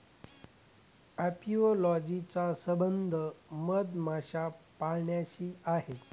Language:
Marathi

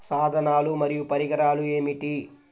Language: Telugu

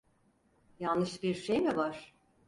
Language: Turkish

